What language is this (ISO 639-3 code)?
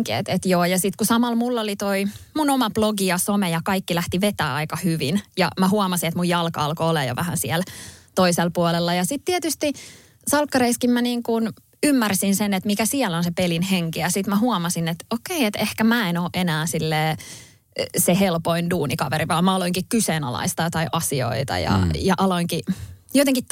fin